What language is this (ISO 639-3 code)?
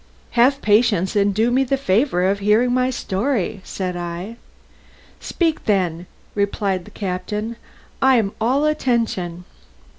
eng